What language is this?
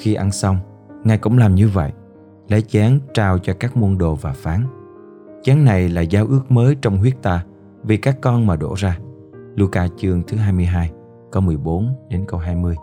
Vietnamese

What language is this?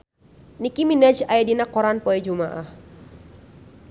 Sundanese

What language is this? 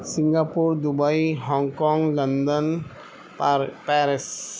Urdu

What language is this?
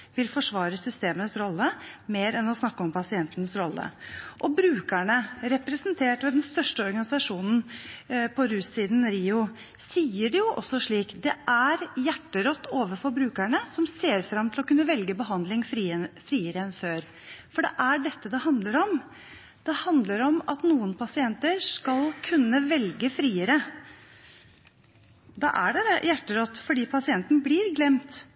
Norwegian Bokmål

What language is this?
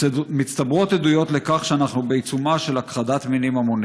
Hebrew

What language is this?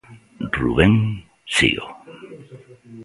Galician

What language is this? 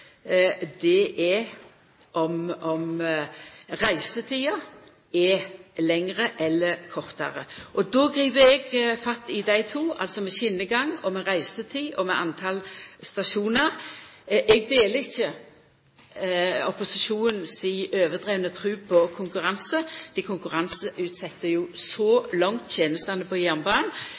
Norwegian Nynorsk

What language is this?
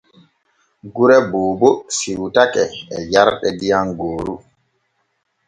Borgu Fulfulde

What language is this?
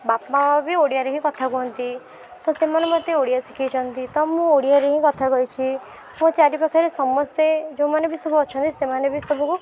Odia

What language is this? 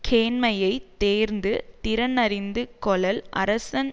Tamil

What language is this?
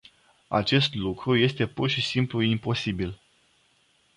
Romanian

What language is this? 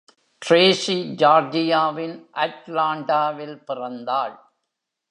Tamil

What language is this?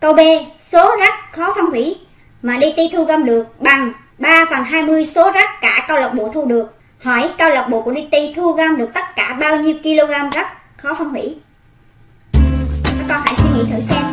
Vietnamese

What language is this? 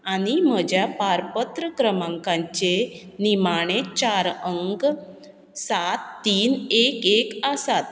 Konkani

